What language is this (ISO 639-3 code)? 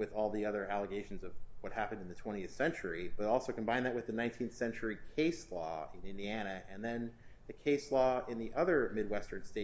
eng